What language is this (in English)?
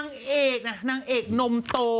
Thai